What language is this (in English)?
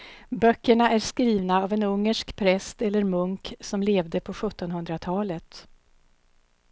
Swedish